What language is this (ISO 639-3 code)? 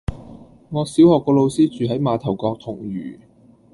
yue